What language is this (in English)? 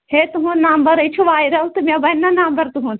Kashmiri